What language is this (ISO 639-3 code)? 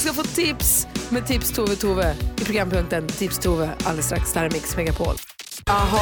swe